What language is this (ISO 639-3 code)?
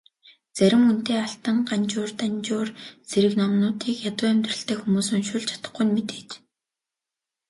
mon